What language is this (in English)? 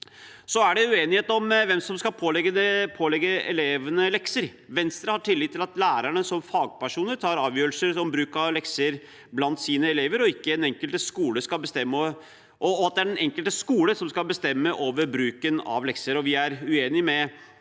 Norwegian